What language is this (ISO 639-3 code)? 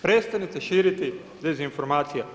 hrv